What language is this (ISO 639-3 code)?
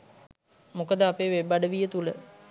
sin